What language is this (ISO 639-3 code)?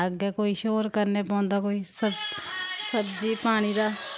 doi